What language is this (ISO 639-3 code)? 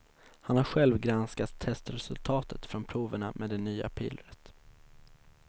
swe